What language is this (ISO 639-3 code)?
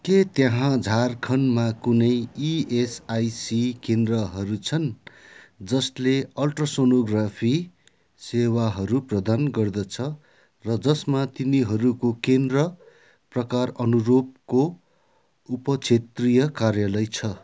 nep